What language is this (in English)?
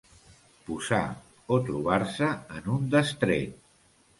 Catalan